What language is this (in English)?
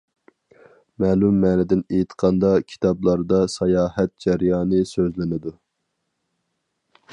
Uyghur